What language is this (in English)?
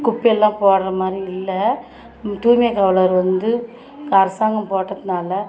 Tamil